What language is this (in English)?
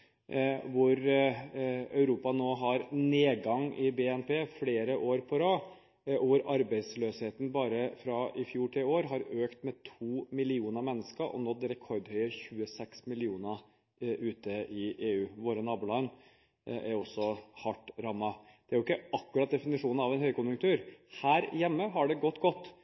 Norwegian Bokmål